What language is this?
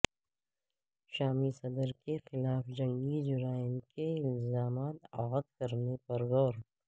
Urdu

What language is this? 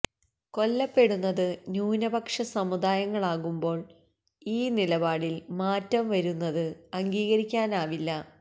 Malayalam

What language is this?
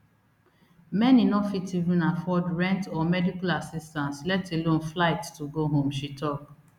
Nigerian Pidgin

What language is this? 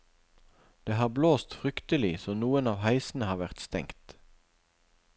Norwegian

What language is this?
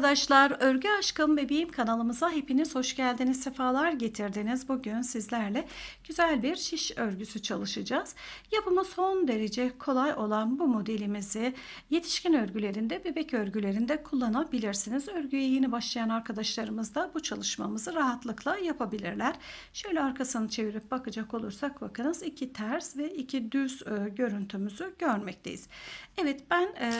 Turkish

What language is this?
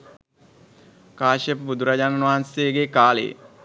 Sinhala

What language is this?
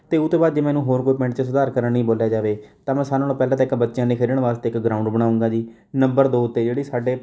Punjabi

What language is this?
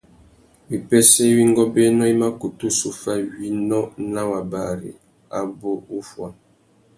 Tuki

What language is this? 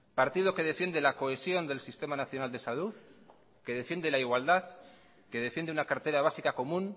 Spanish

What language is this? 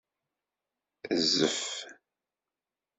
Kabyle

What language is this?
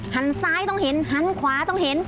Thai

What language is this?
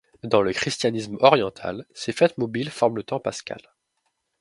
French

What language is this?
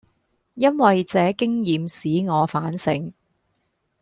Cantonese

